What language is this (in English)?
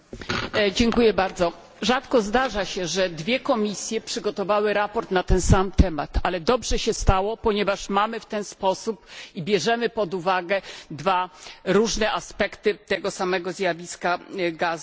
Polish